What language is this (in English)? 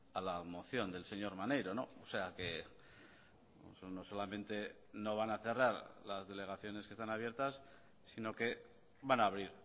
Spanish